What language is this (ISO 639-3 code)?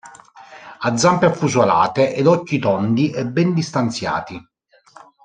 ita